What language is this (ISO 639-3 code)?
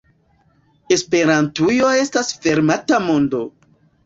epo